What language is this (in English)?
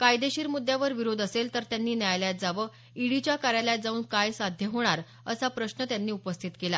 Marathi